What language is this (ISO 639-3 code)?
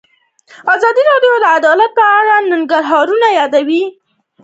pus